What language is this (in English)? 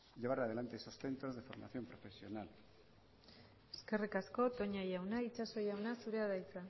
Basque